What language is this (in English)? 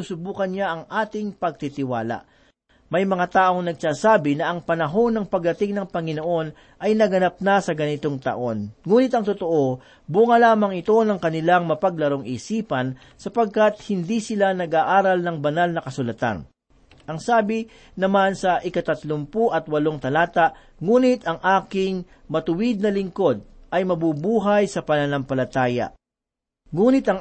Filipino